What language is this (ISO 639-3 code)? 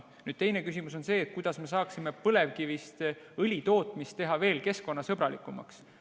est